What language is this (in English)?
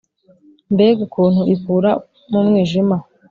Kinyarwanda